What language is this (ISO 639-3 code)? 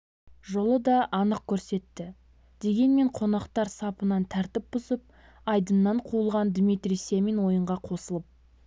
kaz